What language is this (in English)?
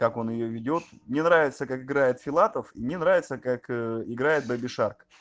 Russian